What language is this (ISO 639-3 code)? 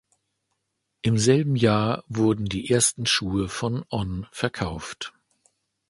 deu